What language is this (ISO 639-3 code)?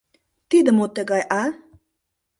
chm